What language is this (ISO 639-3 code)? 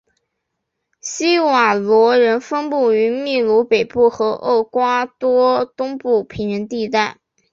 zho